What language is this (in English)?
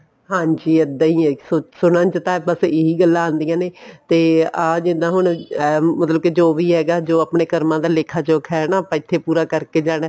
Punjabi